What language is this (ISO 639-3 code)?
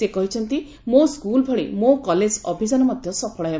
ori